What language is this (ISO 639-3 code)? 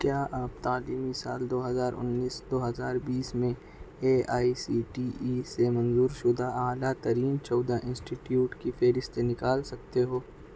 urd